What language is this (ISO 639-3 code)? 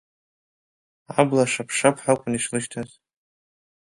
abk